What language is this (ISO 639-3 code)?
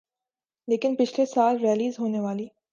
urd